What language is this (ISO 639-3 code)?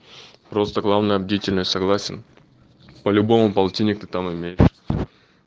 rus